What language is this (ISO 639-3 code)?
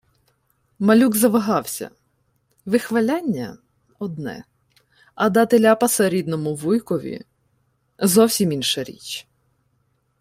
ukr